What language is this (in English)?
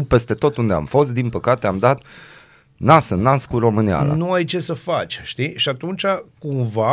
Romanian